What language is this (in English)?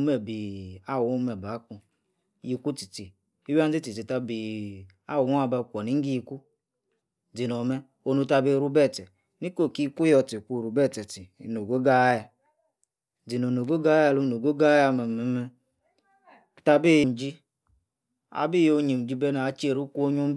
Yace